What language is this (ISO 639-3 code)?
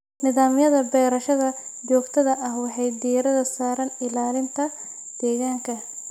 som